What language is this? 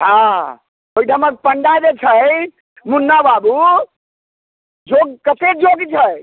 Maithili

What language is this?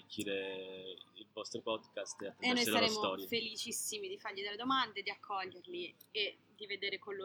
Italian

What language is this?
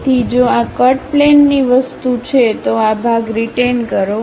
Gujarati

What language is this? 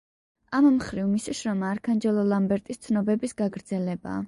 Georgian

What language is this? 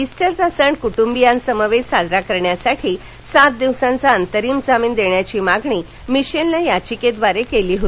Marathi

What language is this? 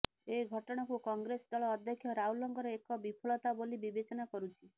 Odia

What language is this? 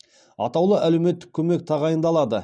Kazakh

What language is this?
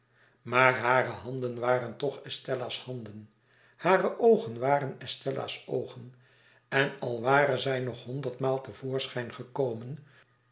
Dutch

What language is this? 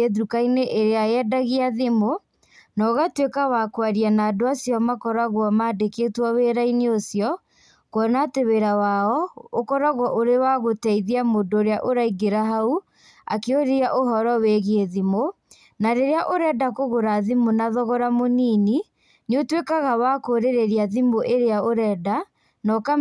Kikuyu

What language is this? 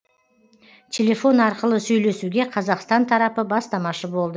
Kazakh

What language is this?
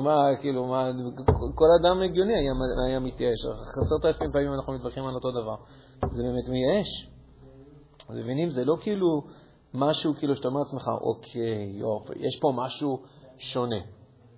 Hebrew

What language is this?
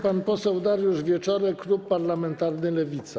Polish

